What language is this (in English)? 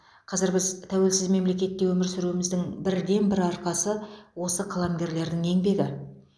Kazakh